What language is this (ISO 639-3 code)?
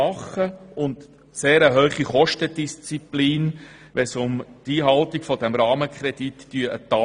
gsw